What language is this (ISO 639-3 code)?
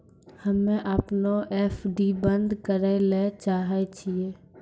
mai